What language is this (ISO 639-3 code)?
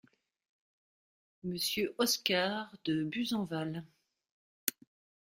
fra